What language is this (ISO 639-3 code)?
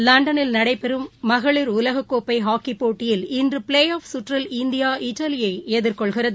tam